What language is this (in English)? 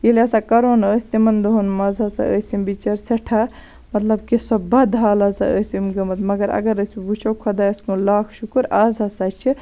Kashmiri